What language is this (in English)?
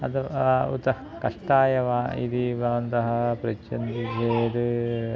Sanskrit